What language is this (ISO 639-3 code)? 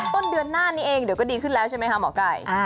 tha